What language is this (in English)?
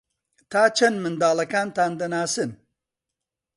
Central Kurdish